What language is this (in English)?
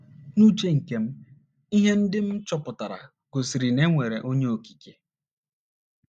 Igbo